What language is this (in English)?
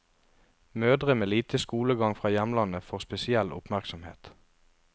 Norwegian